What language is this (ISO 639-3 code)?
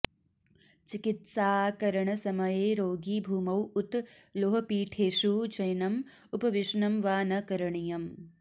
san